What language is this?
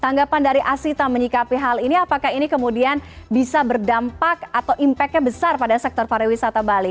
Indonesian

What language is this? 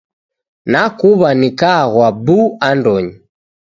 Taita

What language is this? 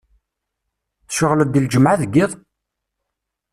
Kabyle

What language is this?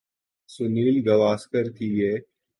Urdu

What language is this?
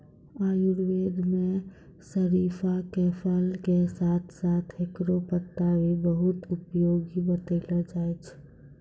Maithili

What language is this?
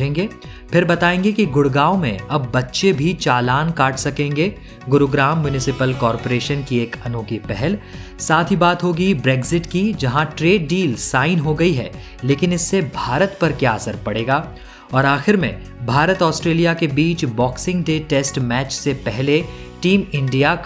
Hindi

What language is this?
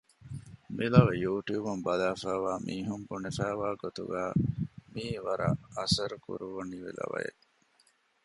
Divehi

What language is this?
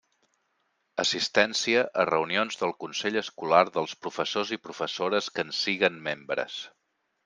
Catalan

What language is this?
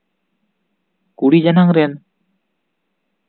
Santali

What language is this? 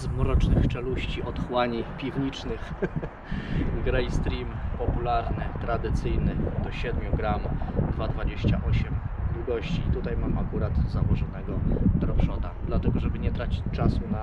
Polish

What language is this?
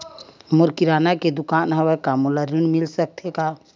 Chhattisgarhi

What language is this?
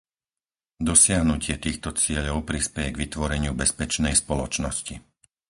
Slovak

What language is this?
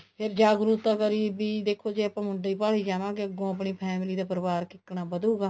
Punjabi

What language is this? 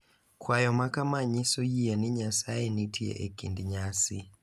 Luo (Kenya and Tanzania)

